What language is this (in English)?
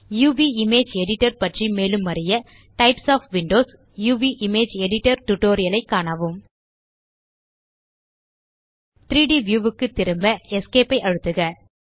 Tamil